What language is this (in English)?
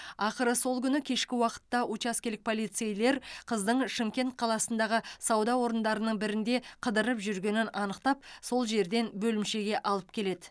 Kazakh